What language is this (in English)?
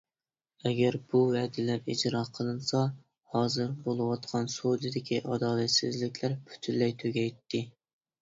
Uyghur